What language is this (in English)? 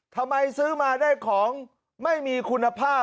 Thai